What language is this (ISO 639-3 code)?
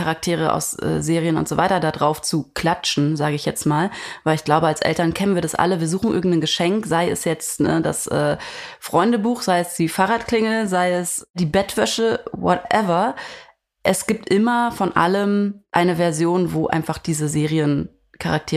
deu